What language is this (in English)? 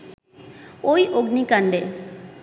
Bangla